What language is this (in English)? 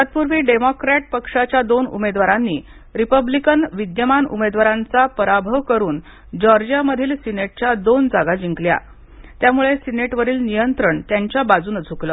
Marathi